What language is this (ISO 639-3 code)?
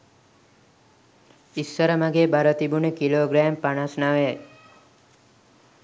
sin